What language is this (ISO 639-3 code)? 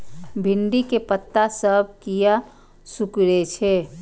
mai